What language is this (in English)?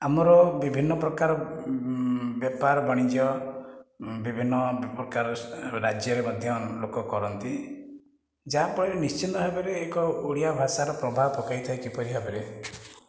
Odia